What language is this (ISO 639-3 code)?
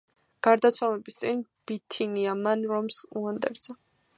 kat